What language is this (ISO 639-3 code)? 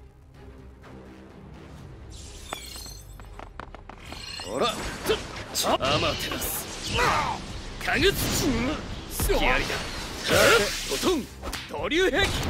jpn